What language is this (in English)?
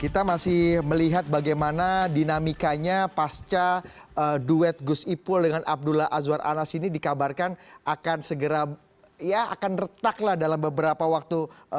Indonesian